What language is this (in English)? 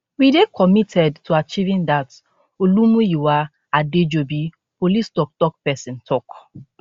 Nigerian Pidgin